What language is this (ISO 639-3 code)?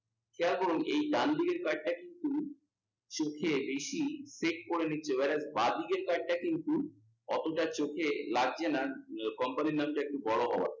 ben